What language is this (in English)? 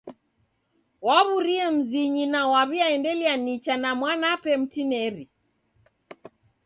Taita